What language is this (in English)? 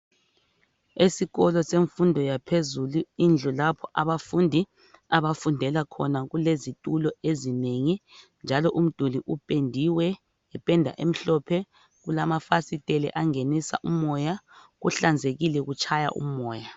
North Ndebele